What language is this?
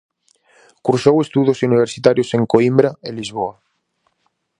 Galician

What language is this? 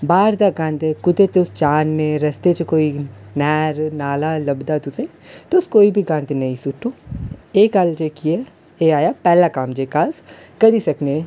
Dogri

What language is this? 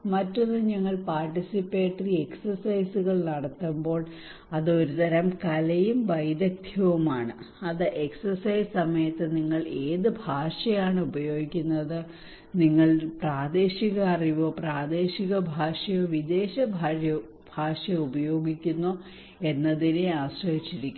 Malayalam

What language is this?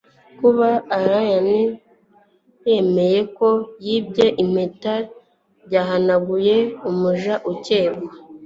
Kinyarwanda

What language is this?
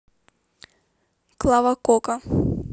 Russian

